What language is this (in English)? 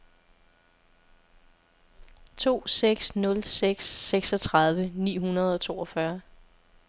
Danish